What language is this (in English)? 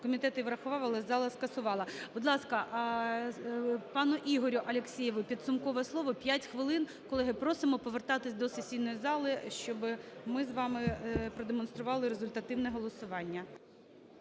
Ukrainian